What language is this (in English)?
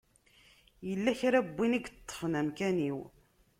Kabyle